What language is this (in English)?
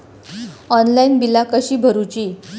Marathi